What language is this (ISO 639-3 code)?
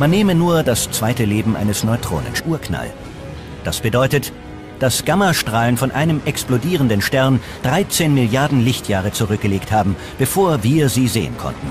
deu